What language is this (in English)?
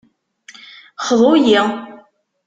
Kabyle